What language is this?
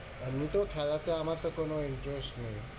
Bangla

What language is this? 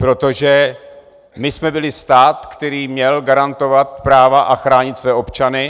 Czech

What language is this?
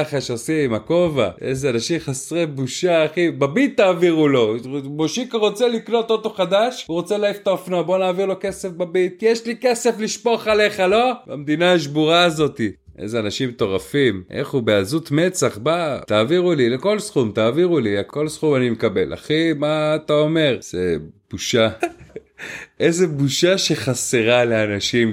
Hebrew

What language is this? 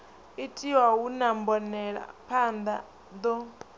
Venda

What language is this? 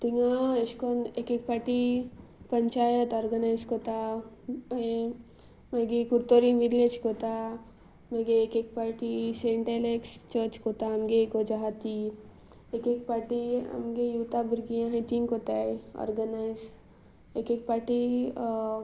Konkani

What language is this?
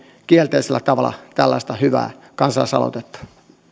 Finnish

